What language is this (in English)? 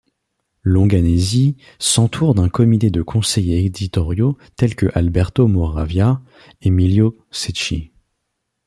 French